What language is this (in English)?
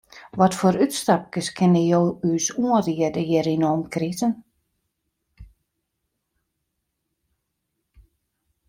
Western Frisian